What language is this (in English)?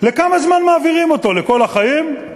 Hebrew